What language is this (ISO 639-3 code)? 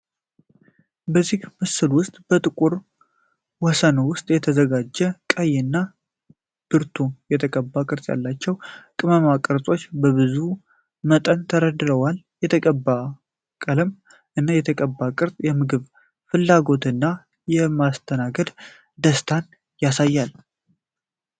amh